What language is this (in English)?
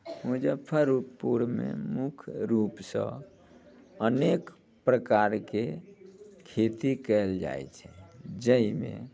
Maithili